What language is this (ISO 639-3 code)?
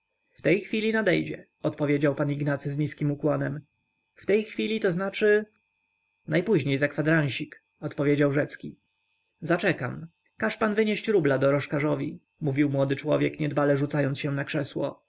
pol